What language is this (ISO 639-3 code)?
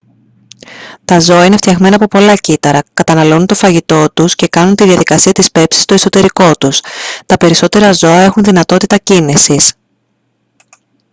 ell